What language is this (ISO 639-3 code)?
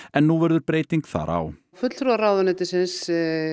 isl